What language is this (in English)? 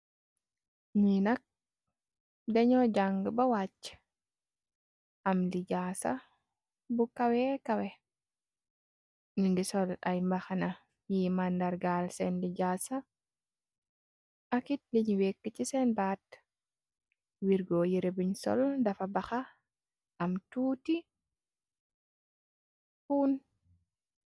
Wolof